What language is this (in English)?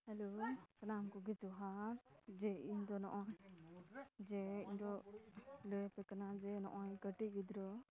Santali